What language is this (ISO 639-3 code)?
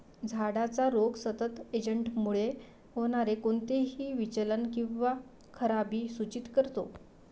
mar